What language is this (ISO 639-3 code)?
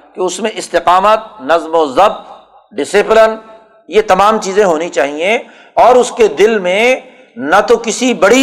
urd